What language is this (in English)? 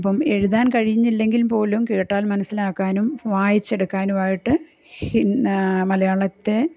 Malayalam